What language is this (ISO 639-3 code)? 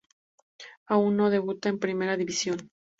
spa